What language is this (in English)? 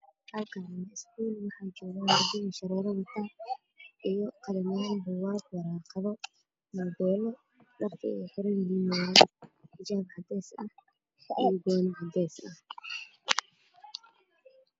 Somali